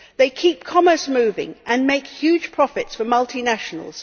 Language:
English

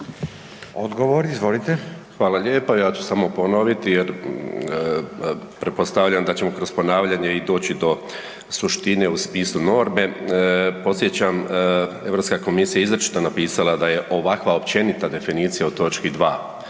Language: Croatian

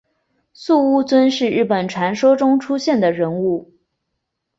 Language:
Chinese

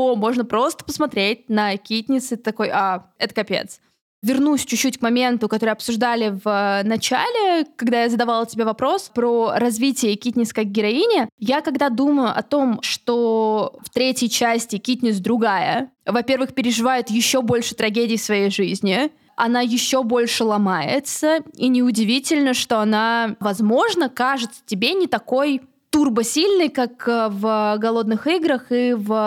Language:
Russian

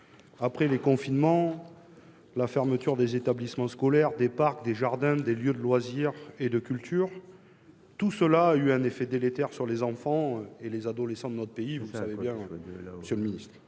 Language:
French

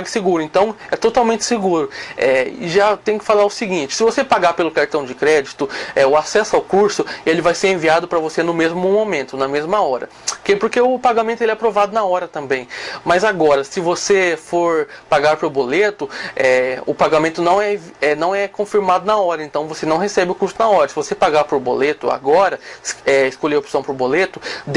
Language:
Portuguese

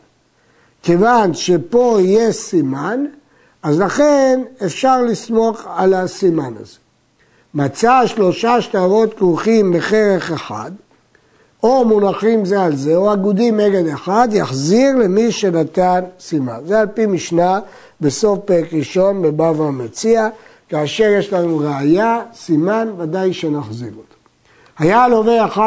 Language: Hebrew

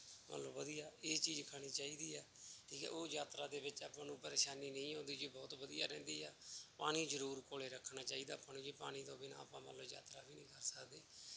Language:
Punjabi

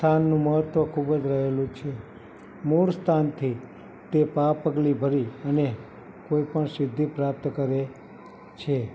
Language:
Gujarati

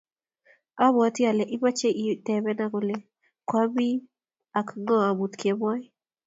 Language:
Kalenjin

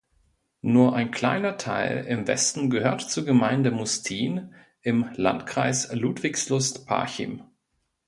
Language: German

